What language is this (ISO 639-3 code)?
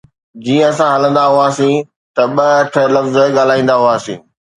snd